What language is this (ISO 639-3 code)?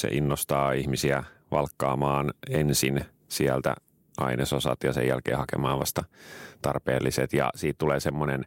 fin